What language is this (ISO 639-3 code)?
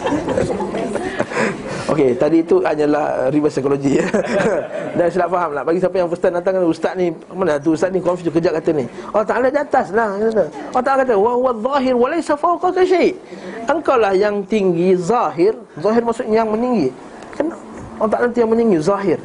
msa